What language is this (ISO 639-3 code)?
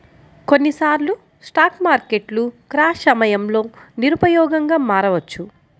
tel